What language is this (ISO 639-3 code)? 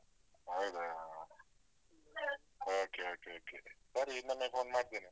kan